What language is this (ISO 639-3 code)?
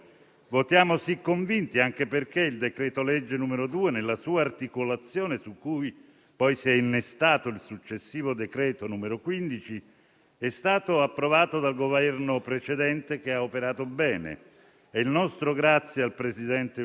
ita